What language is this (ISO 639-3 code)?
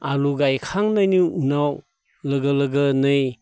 brx